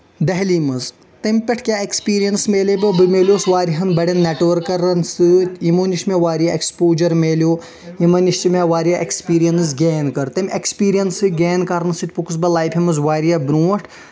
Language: Kashmiri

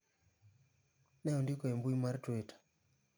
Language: Luo (Kenya and Tanzania)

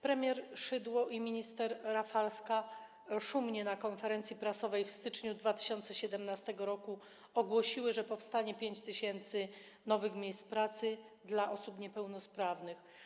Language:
Polish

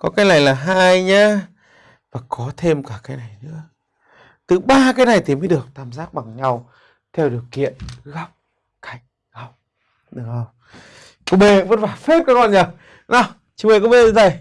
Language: Vietnamese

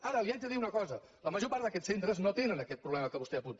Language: Catalan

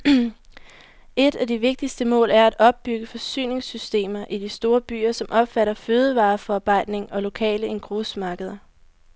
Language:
Danish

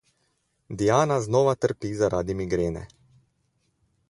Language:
Slovenian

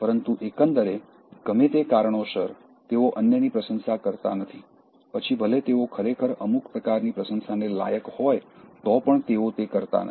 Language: Gujarati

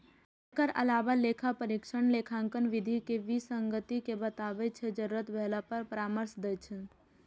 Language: Maithili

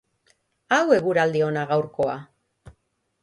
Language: Basque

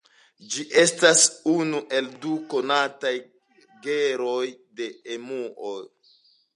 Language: Esperanto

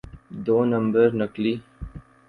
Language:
Urdu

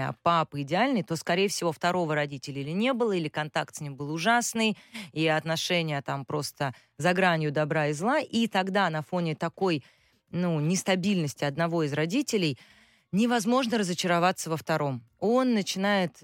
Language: Russian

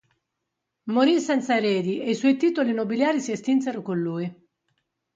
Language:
Italian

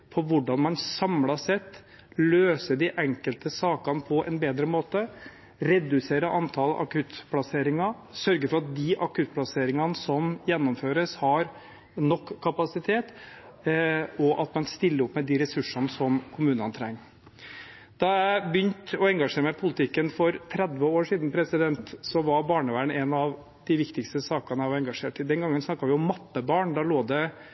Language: Norwegian Bokmål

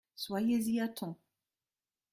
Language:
French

